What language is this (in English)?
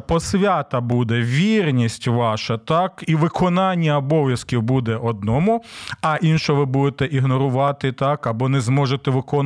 Ukrainian